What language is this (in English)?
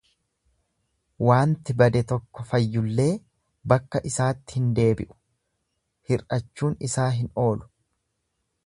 Oromo